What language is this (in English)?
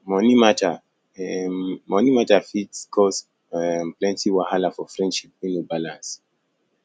Nigerian Pidgin